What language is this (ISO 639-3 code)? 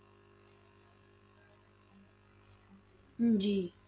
pan